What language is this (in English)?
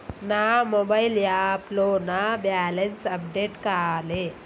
Telugu